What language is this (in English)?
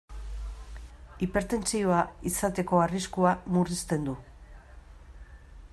Basque